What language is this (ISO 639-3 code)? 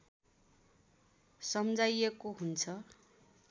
nep